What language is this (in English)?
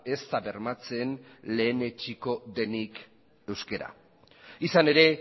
Basque